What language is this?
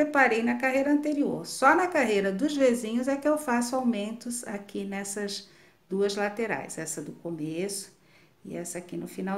Portuguese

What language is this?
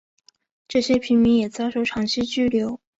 Chinese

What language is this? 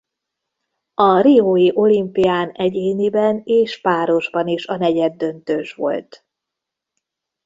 Hungarian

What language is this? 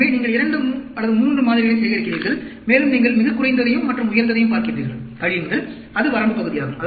Tamil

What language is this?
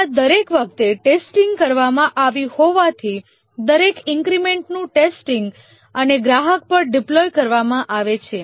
Gujarati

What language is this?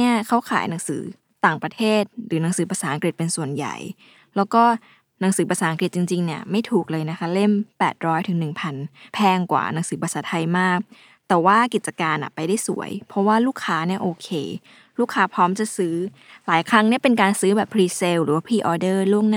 Thai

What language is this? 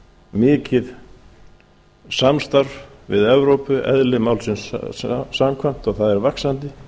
Icelandic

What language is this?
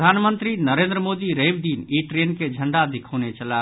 Maithili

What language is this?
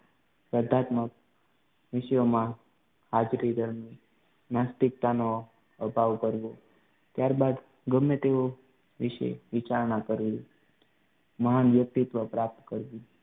Gujarati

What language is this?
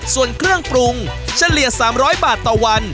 Thai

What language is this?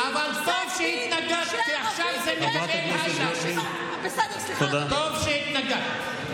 Hebrew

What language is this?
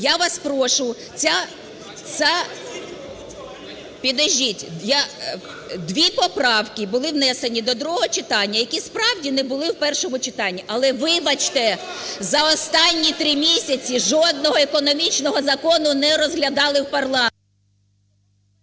Ukrainian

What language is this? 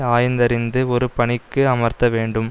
Tamil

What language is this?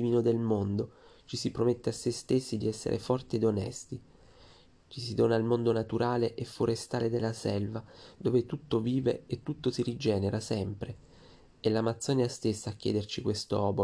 Italian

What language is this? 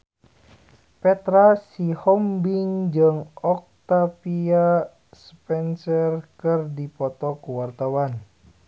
Sundanese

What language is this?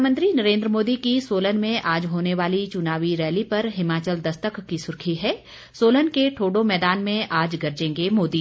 Hindi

